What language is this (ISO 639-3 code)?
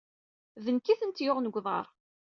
kab